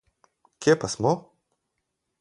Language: Slovenian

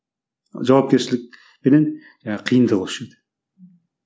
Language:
Kazakh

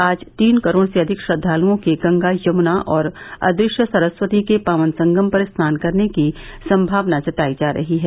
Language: Hindi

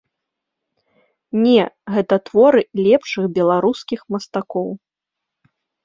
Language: Belarusian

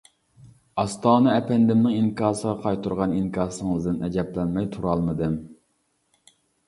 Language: Uyghur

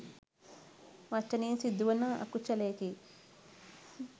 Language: Sinhala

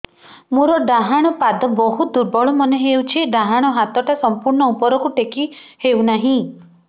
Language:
Odia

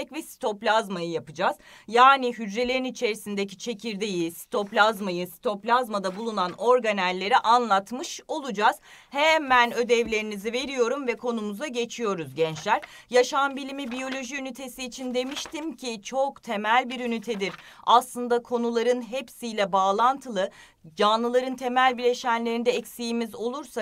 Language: Turkish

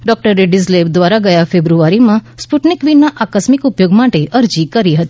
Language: Gujarati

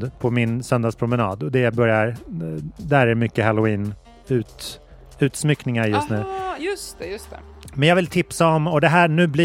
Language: Swedish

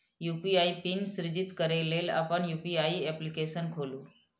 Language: Maithili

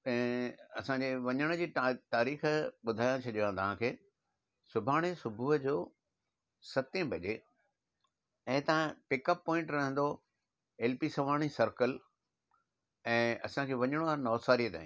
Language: Sindhi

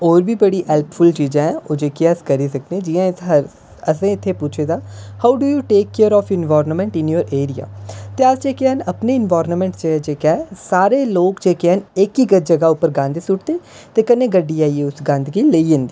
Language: Dogri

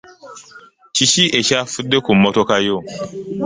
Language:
Ganda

